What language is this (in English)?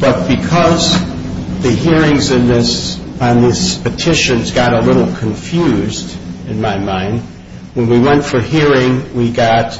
English